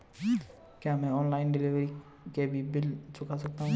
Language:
Hindi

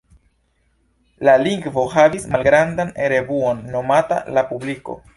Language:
Esperanto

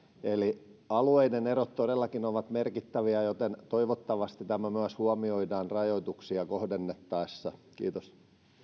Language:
Finnish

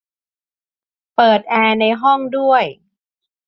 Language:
Thai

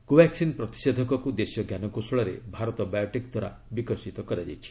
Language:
Odia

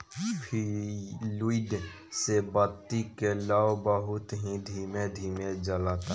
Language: Bhojpuri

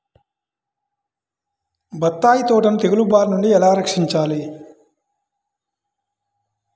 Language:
Telugu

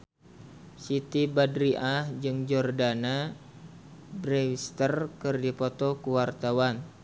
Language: Sundanese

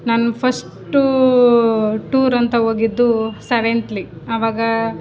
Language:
Kannada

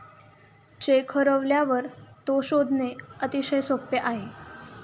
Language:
Marathi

